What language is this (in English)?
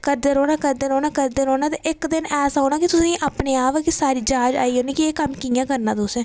Dogri